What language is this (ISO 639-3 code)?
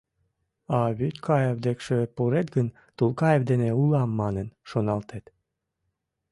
chm